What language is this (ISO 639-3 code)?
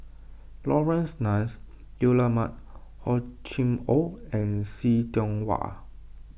eng